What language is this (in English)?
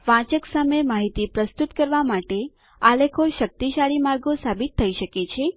Gujarati